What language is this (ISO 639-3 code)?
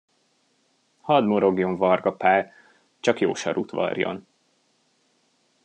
hun